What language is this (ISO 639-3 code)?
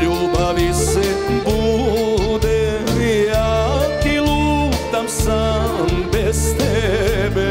ron